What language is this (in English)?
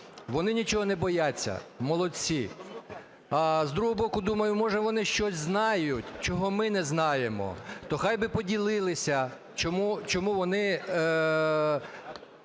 Ukrainian